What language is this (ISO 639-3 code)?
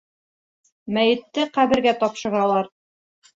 bak